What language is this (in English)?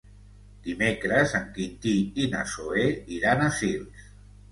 Catalan